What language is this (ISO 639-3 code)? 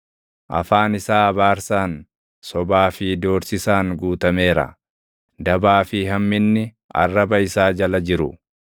orm